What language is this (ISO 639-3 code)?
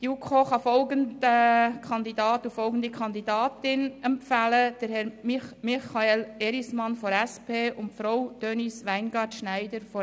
gsw